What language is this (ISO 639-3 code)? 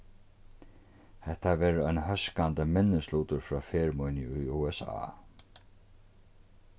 fao